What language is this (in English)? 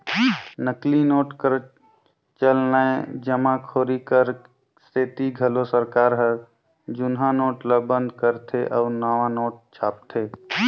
Chhattisgarhi